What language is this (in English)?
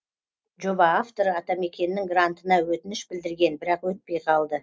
Kazakh